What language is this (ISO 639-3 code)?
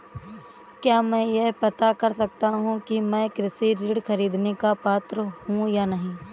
hin